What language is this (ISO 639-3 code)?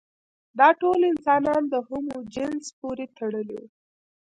pus